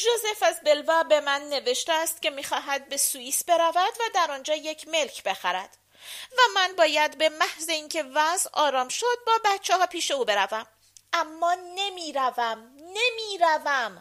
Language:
Persian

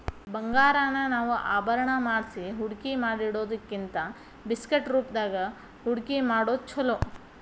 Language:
Kannada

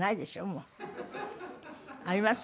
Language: Japanese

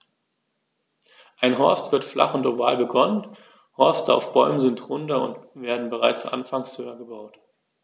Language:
German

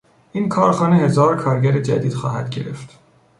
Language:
Persian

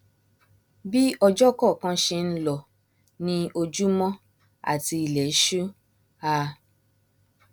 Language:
Yoruba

